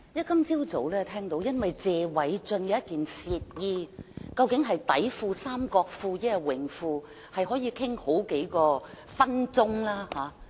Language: Cantonese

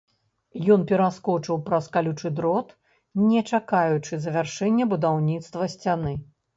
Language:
Belarusian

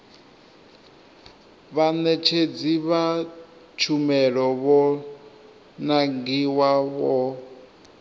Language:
Venda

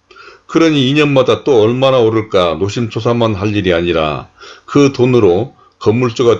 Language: Korean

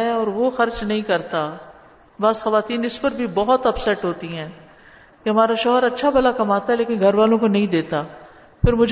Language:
Urdu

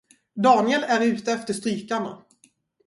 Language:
Swedish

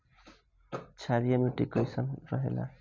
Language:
Bhojpuri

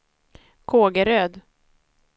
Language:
Swedish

